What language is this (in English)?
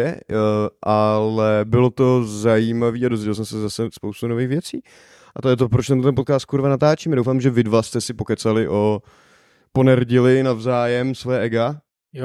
Czech